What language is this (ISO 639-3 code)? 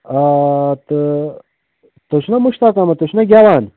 kas